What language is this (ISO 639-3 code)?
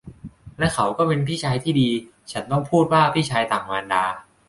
tha